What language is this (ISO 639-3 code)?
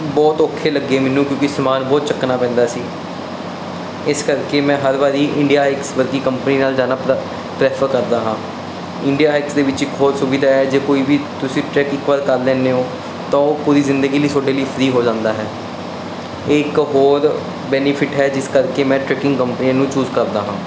pan